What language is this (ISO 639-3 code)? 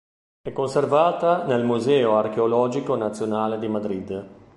ita